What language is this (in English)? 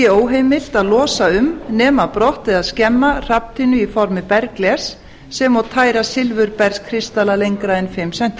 Icelandic